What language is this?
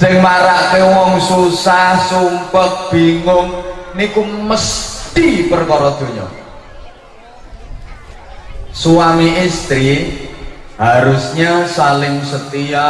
Indonesian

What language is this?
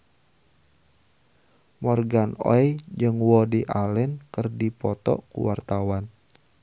Sundanese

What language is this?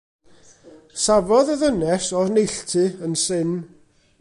Welsh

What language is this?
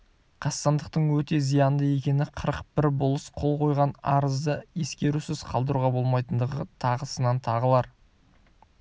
Kazakh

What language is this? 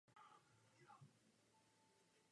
Czech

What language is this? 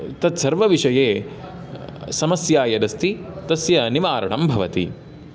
Sanskrit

